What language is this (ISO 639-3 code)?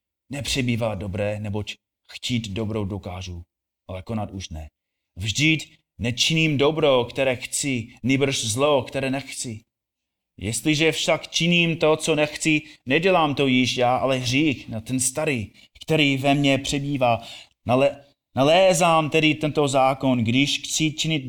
ces